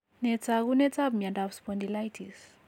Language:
Kalenjin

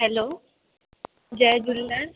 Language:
Sindhi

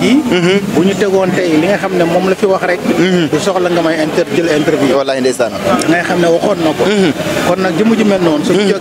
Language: Indonesian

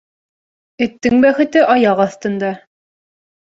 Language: Bashkir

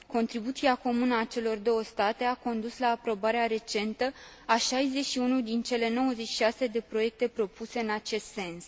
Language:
Romanian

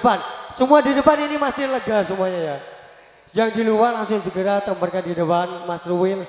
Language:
Indonesian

